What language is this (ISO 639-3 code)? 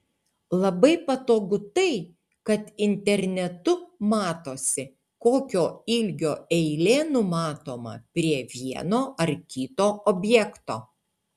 lit